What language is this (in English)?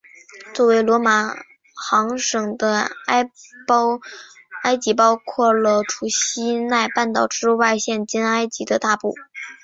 Chinese